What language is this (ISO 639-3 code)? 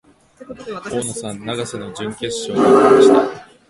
jpn